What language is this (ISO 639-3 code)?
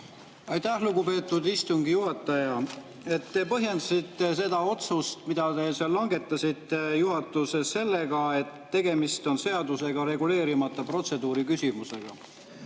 est